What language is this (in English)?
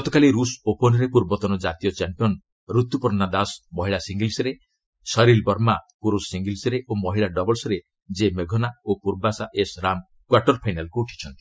Odia